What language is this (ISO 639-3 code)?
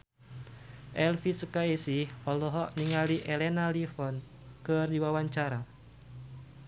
sun